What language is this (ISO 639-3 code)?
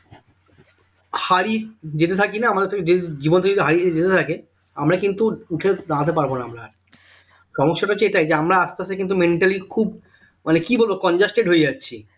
ben